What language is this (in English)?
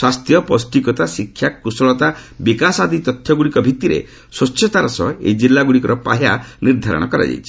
Odia